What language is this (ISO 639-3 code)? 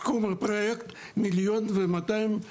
heb